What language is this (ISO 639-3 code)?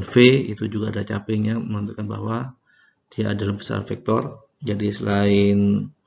ind